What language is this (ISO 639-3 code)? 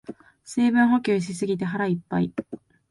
jpn